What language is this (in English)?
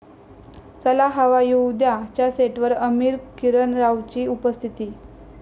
Marathi